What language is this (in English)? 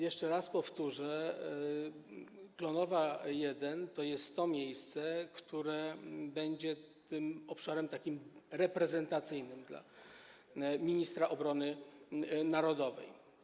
Polish